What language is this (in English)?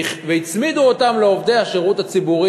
Hebrew